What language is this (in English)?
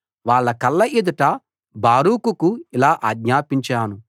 Telugu